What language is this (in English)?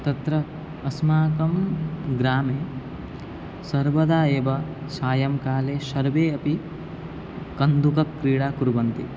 Sanskrit